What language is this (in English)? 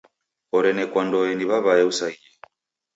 Taita